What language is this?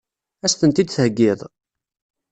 Kabyle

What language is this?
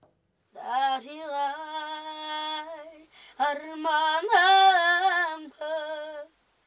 Kazakh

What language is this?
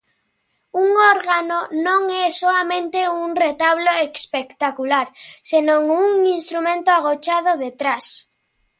Galician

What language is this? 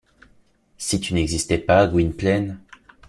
French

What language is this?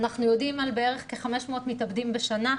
Hebrew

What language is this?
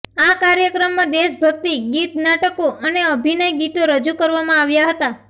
Gujarati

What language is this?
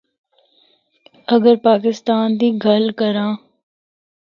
Northern Hindko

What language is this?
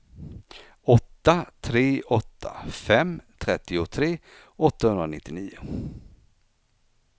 Swedish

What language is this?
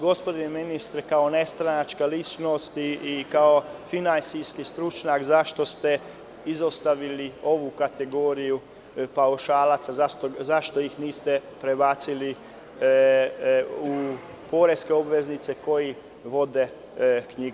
Serbian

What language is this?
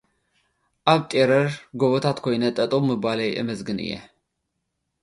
Tigrinya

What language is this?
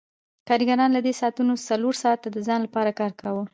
Pashto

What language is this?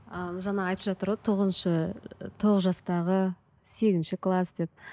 Kazakh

